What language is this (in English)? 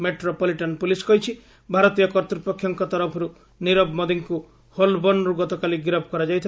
Odia